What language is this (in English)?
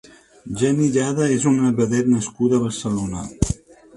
Catalan